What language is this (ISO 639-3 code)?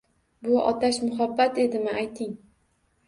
uzb